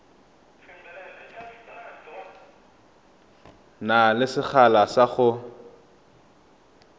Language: Tswana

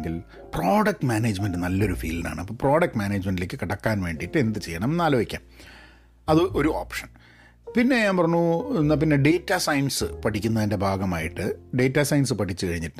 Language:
Malayalam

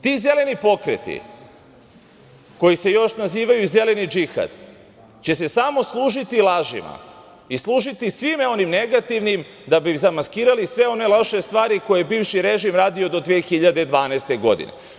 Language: Serbian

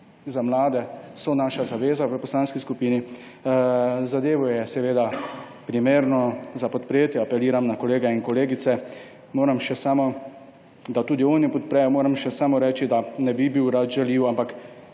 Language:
Slovenian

